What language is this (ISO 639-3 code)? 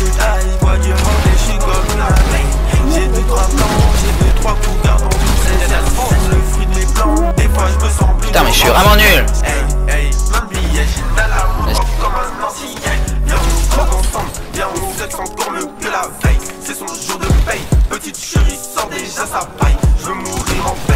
fra